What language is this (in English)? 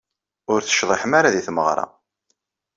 Kabyle